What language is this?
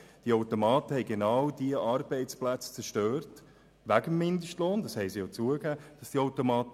Swiss German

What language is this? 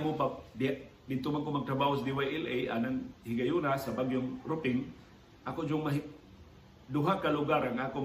Filipino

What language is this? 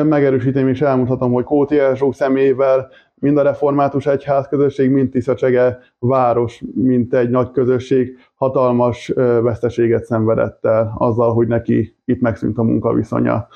Hungarian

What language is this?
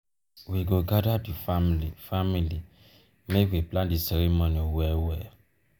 Nigerian Pidgin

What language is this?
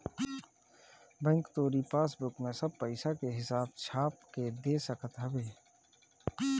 Bhojpuri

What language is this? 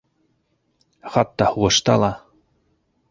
Bashkir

